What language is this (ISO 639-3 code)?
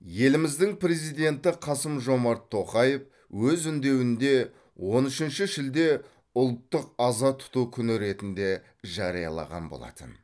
kaz